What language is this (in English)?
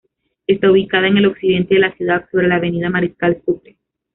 Spanish